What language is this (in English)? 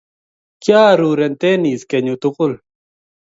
Kalenjin